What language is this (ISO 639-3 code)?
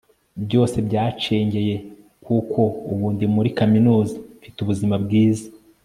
kin